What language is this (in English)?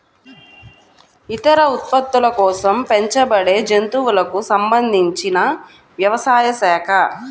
Telugu